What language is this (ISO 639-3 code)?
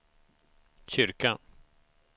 swe